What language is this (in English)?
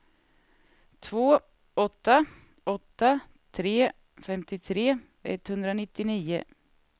Swedish